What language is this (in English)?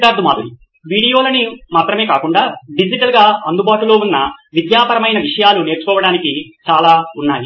Telugu